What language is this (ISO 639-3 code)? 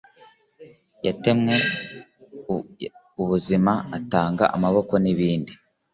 kin